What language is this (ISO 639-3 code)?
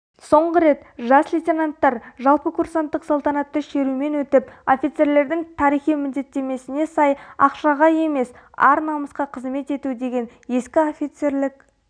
kaz